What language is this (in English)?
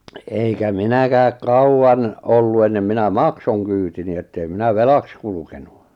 Finnish